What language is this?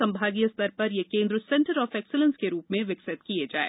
Hindi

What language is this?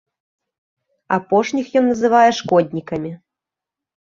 Belarusian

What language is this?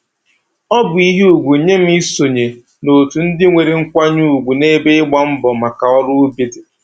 Igbo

